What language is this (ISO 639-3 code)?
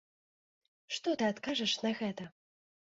bel